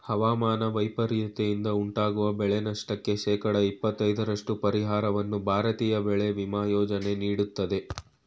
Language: Kannada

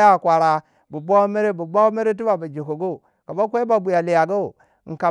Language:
Waja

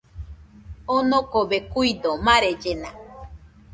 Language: Nüpode Huitoto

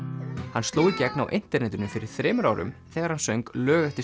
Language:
Icelandic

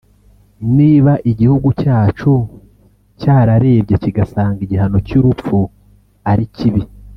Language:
Kinyarwanda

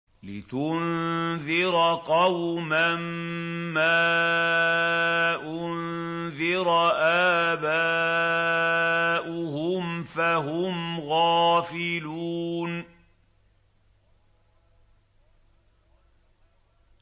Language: Arabic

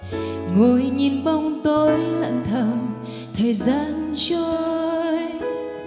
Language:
Vietnamese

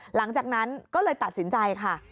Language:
Thai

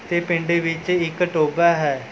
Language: Punjabi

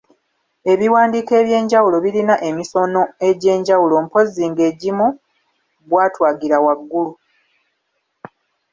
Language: Ganda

